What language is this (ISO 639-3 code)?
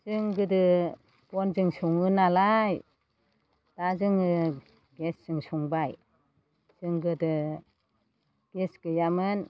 brx